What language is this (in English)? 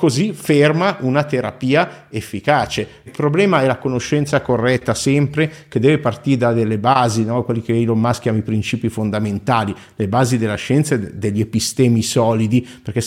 Italian